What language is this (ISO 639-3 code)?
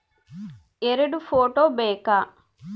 kan